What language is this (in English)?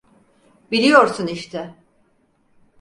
Turkish